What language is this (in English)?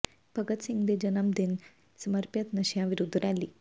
Punjabi